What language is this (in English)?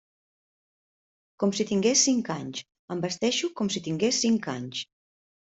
Catalan